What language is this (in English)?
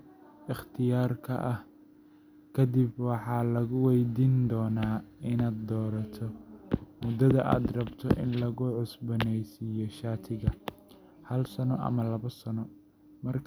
Somali